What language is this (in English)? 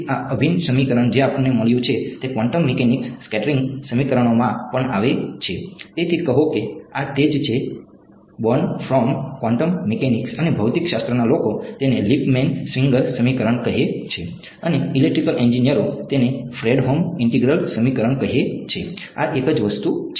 Gujarati